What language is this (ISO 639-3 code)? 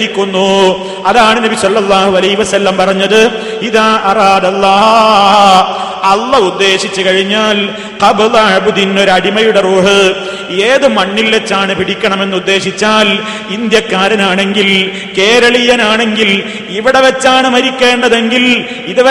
mal